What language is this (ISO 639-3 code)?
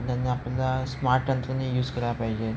mar